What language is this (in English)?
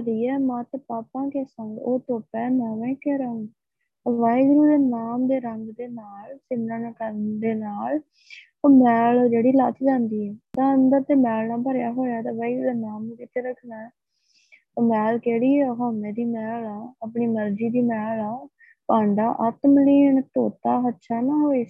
Punjabi